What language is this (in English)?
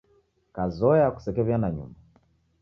Taita